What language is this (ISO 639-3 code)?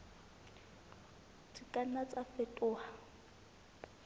sot